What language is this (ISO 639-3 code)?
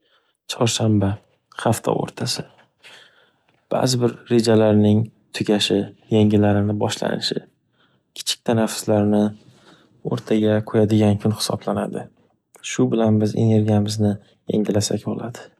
uzb